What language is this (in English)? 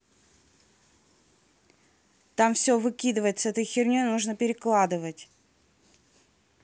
Russian